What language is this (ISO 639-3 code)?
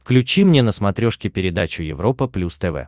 rus